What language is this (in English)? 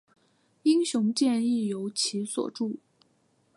Chinese